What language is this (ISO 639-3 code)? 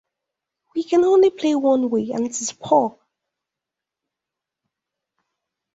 eng